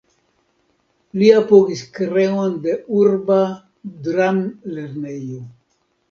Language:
Esperanto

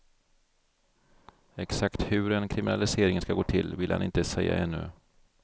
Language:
Swedish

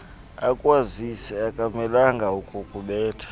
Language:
Xhosa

